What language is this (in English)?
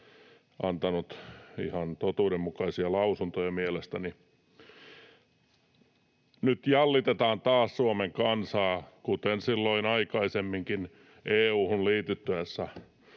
Finnish